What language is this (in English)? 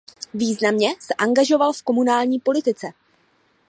Czech